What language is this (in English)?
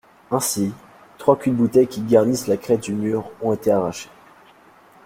French